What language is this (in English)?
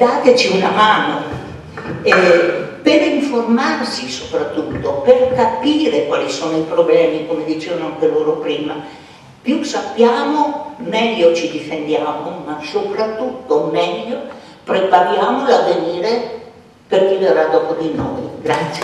Italian